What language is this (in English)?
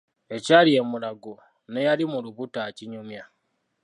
Ganda